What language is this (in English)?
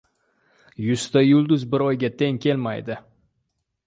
Uzbek